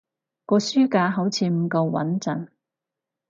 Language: Cantonese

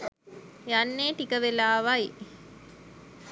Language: Sinhala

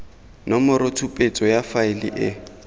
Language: Tswana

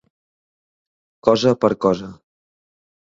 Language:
Catalan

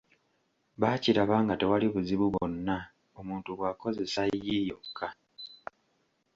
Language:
Ganda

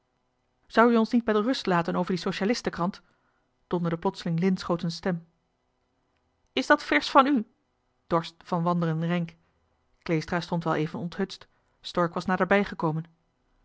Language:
Dutch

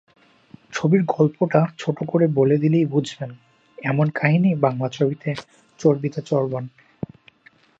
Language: Bangla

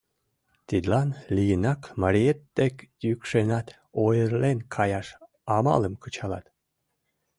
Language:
Mari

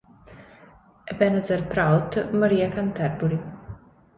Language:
Italian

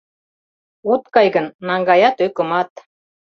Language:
Mari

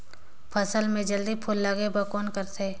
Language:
Chhattisgarhi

